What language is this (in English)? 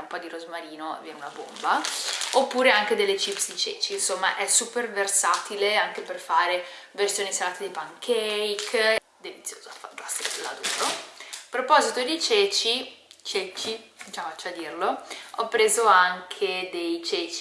Italian